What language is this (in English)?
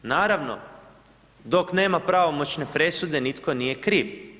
Croatian